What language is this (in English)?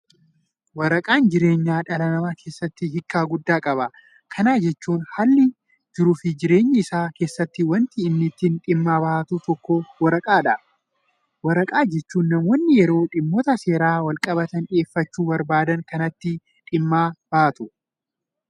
Oromo